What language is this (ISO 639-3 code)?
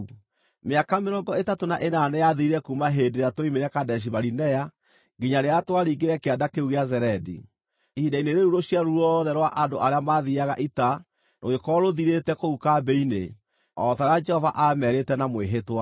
kik